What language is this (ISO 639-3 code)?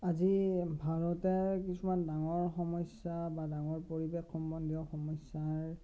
asm